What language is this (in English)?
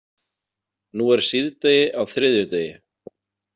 Icelandic